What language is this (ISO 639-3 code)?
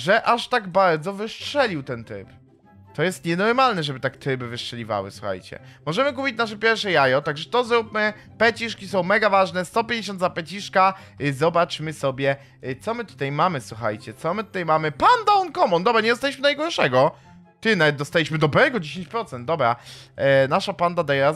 pol